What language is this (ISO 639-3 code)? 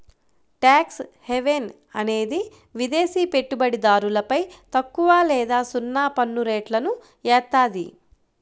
tel